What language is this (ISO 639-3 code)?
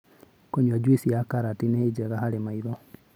kik